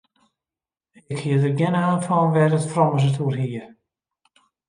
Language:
Western Frisian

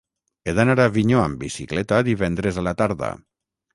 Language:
Catalan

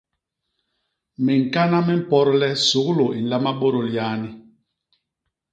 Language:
Basaa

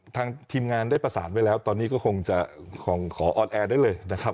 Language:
Thai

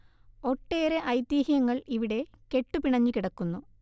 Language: Malayalam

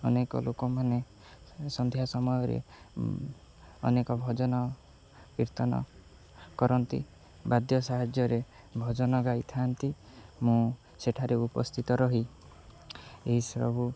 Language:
Odia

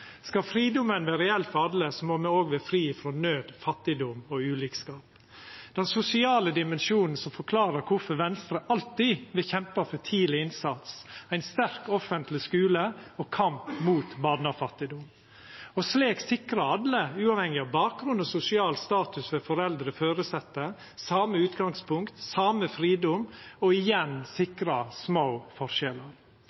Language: Norwegian Nynorsk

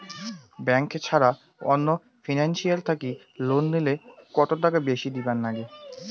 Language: Bangla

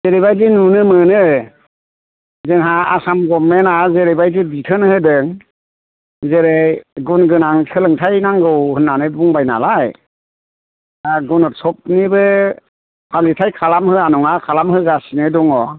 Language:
Bodo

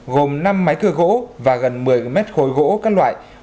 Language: Vietnamese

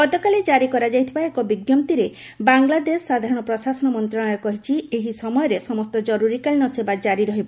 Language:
Odia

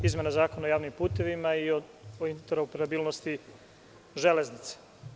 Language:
Serbian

